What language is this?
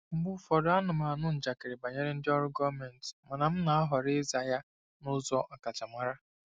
Igbo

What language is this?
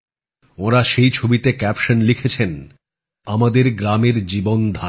Bangla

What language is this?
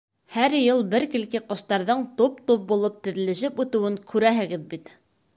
Bashkir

